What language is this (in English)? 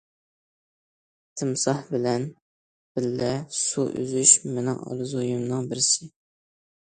Uyghur